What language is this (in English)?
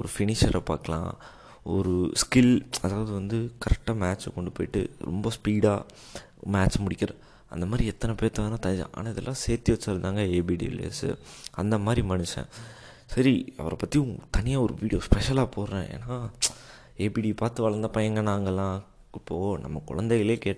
Tamil